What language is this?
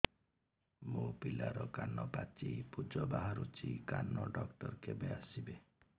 Odia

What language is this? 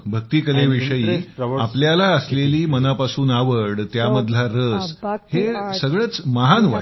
Marathi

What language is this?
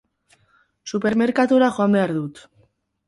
Basque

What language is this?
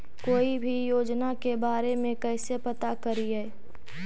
Magahi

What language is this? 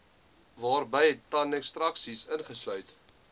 Afrikaans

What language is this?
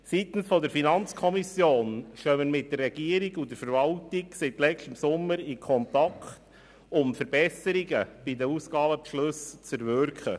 Swiss German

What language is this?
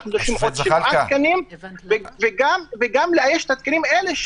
Hebrew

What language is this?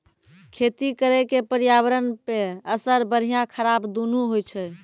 Maithili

